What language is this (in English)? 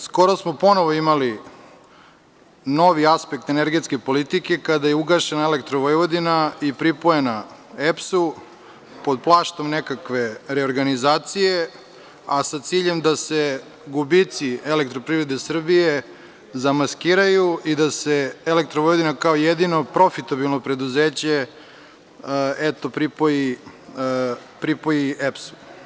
Serbian